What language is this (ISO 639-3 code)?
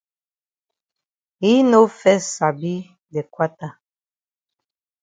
wes